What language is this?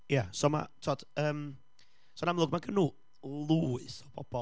Welsh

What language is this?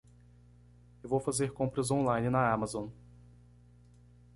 Portuguese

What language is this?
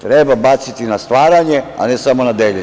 Serbian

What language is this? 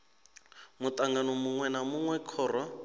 Venda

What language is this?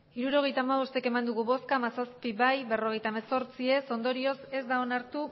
Basque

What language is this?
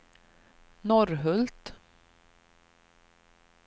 Swedish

